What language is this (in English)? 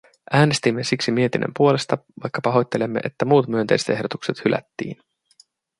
Finnish